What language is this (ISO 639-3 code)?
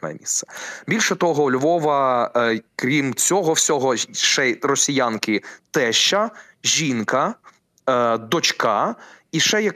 ukr